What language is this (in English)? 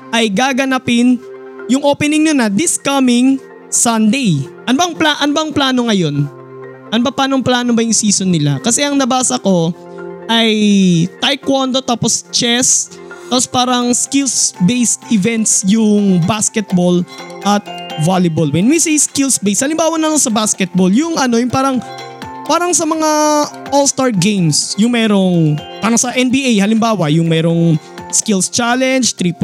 Filipino